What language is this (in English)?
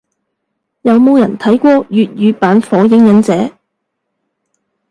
Cantonese